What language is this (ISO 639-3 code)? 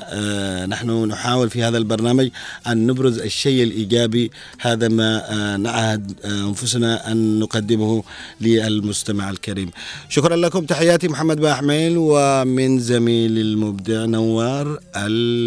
ara